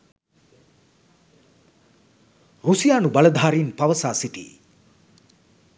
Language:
Sinhala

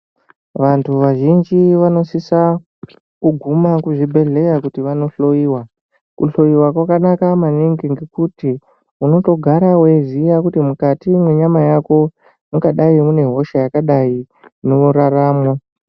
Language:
Ndau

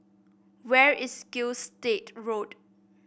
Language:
English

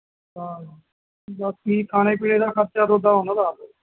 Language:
Punjabi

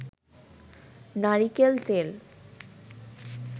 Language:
Bangla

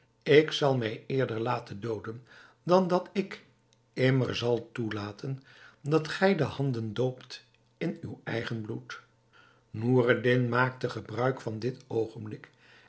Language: Dutch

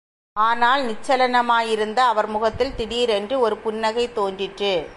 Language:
Tamil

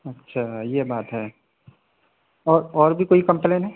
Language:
Urdu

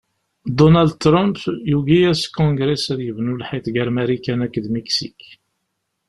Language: Kabyle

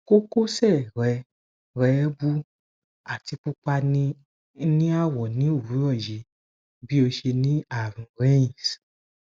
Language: Yoruba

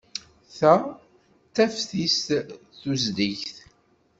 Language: Kabyle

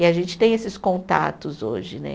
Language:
Portuguese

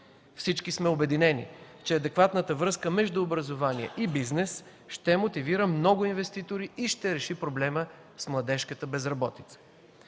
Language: Bulgarian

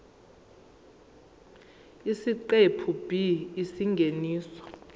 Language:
Zulu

